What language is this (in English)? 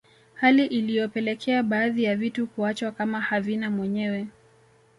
Swahili